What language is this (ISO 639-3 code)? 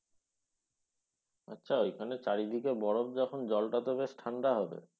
ben